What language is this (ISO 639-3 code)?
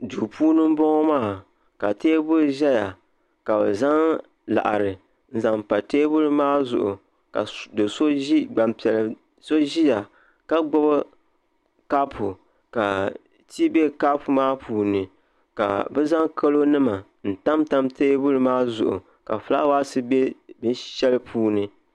dag